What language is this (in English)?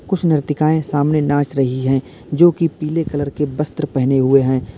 Hindi